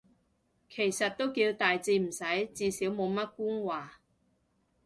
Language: Cantonese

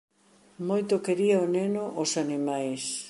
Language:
Galician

